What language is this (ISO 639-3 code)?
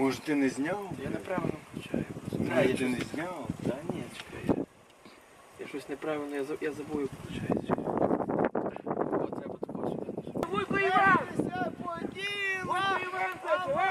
ukr